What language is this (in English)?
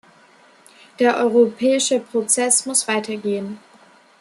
German